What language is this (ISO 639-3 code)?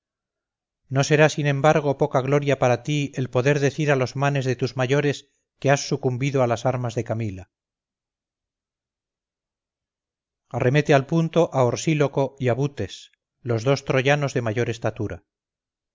spa